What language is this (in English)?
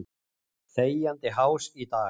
Icelandic